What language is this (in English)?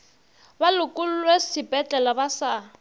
Northern Sotho